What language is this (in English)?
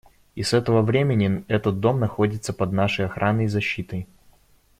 Russian